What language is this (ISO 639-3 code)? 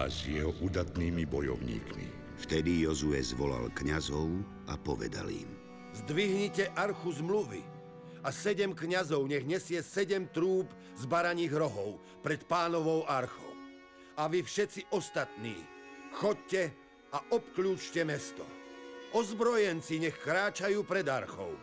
slk